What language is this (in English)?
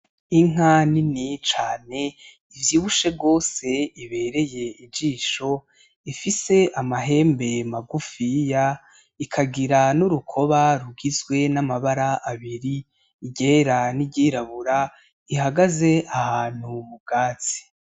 Rundi